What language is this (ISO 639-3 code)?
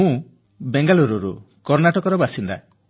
ori